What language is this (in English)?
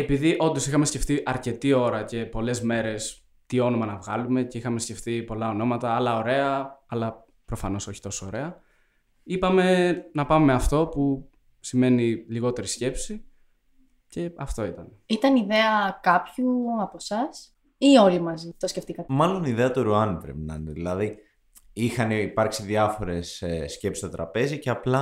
Greek